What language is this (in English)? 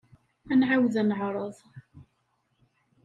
Kabyle